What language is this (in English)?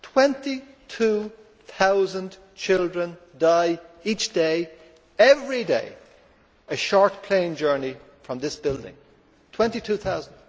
English